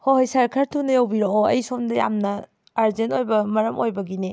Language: Manipuri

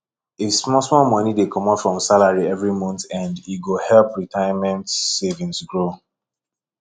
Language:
Nigerian Pidgin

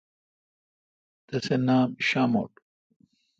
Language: Kalkoti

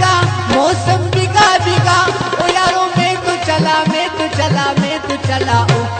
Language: Arabic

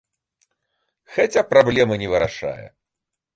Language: Belarusian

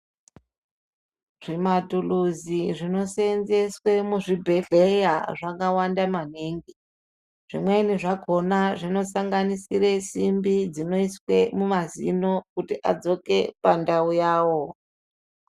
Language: Ndau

